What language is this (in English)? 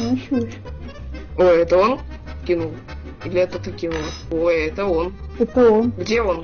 Russian